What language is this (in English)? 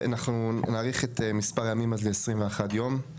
Hebrew